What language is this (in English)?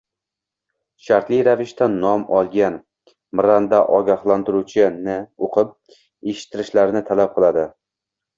Uzbek